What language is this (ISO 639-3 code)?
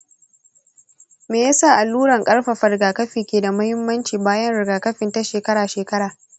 hau